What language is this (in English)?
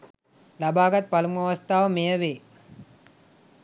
Sinhala